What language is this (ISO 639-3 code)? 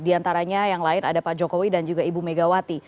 ind